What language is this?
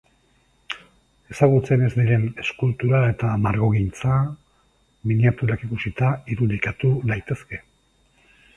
Basque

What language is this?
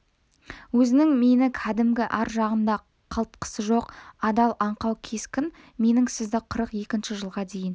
Kazakh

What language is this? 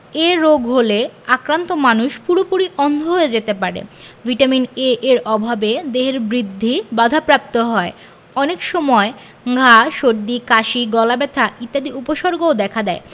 Bangla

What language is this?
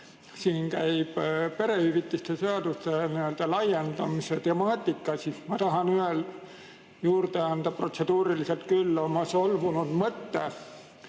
Estonian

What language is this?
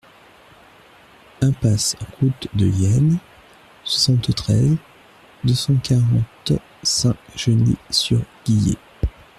French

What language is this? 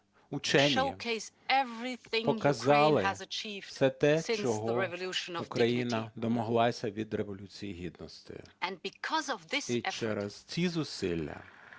Ukrainian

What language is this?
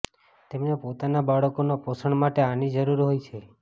Gujarati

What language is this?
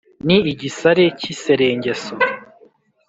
Kinyarwanda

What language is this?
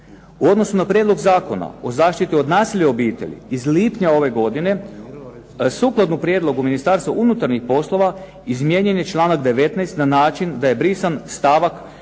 Croatian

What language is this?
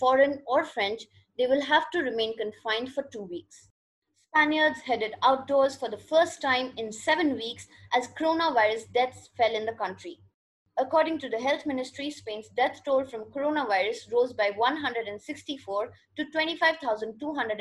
English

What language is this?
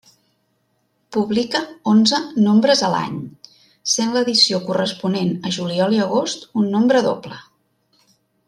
Catalan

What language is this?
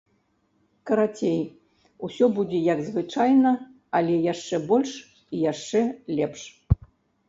Belarusian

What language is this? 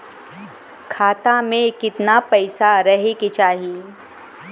Bhojpuri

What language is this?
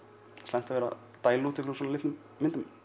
Icelandic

